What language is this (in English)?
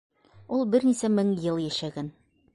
Bashkir